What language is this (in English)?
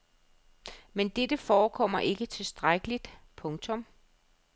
Danish